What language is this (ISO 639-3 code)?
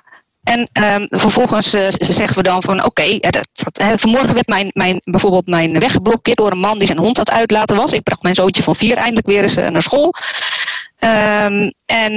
nld